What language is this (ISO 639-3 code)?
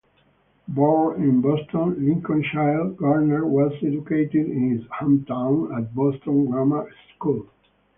eng